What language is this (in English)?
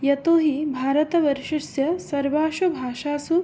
Sanskrit